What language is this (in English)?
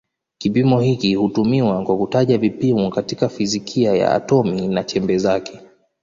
Swahili